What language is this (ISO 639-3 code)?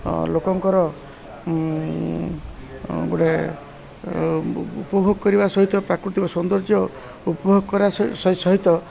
ori